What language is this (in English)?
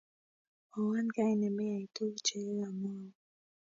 Kalenjin